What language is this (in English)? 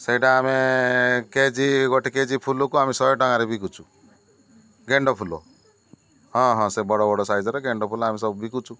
Odia